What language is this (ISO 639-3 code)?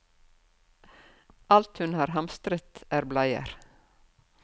nor